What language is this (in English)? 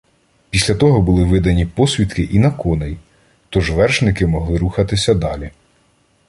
Ukrainian